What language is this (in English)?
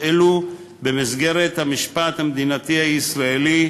Hebrew